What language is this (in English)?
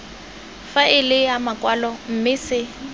Tswana